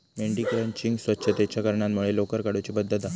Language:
Marathi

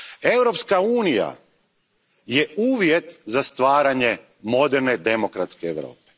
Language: Croatian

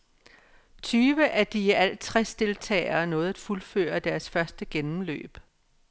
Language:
Danish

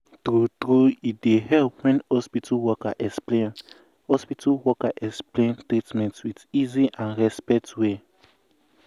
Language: Nigerian Pidgin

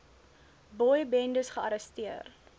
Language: Afrikaans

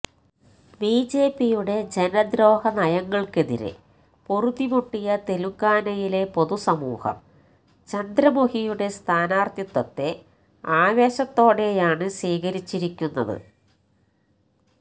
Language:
Malayalam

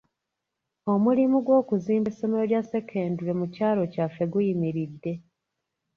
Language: Ganda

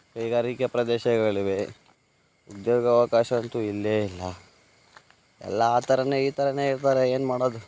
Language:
Kannada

